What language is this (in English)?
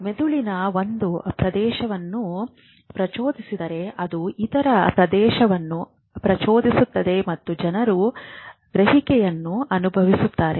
Kannada